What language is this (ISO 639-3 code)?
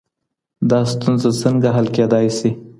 pus